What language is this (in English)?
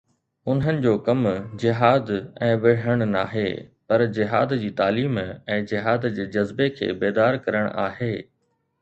Sindhi